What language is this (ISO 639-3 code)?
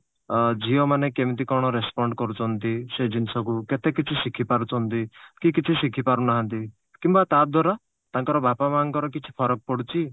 ori